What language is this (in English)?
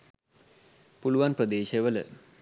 Sinhala